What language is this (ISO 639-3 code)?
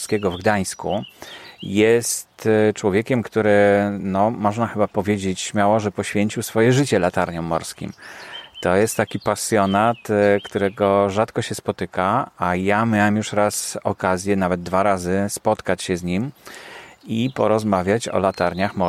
pol